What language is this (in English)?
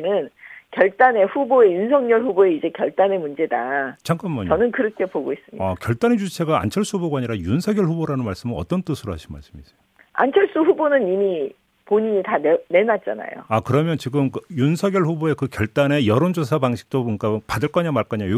Korean